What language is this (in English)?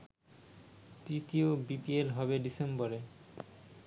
Bangla